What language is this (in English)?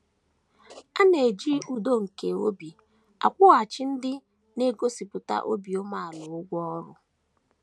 Igbo